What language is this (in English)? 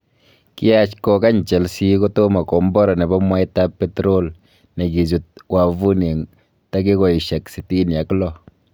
Kalenjin